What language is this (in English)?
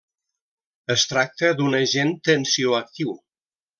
Catalan